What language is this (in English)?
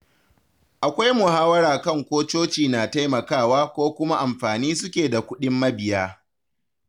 Hausa